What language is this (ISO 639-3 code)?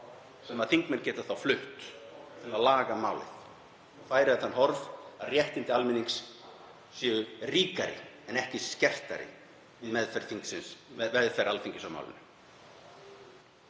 isl